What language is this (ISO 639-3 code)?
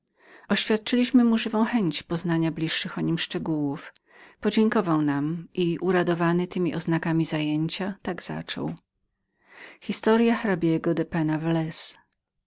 pol